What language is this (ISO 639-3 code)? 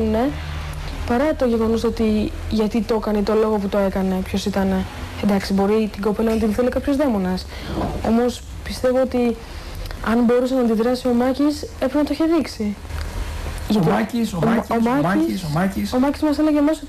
ell